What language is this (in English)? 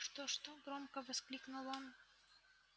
Russian